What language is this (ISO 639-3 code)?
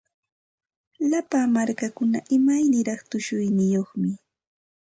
qxt